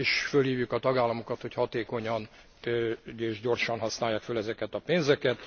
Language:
Hungarian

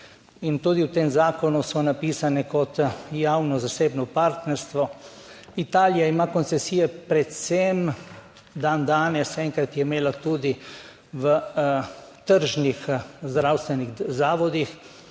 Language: Slovenian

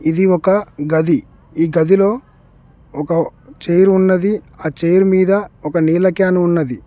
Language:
Telugu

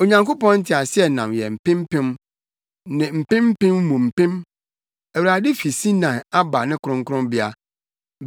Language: Akan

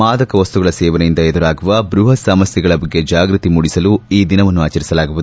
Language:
Kannada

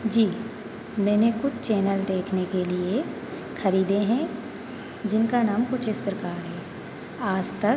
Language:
Hindi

